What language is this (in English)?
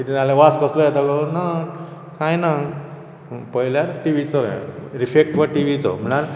Konkani